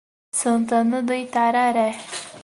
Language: Portuguese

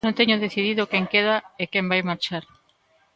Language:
Galician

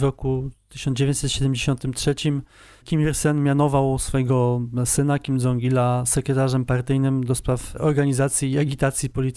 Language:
Polish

